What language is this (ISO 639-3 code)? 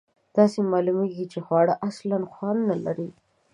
pus